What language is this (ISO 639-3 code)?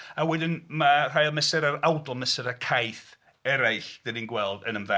cym